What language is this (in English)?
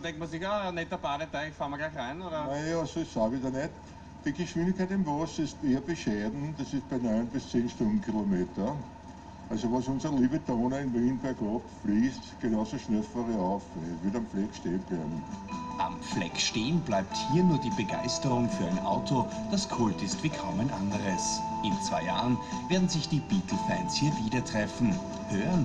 German